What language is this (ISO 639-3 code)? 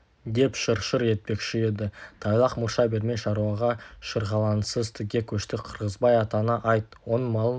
kaz